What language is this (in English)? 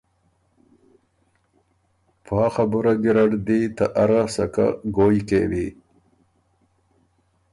Ormuri